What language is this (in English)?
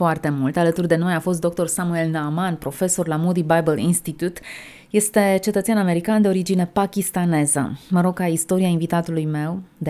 Romanian